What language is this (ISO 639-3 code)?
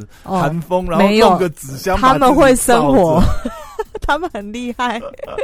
zho